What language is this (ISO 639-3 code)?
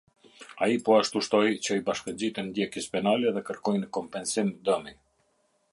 sqi